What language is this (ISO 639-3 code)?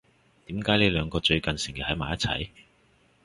yue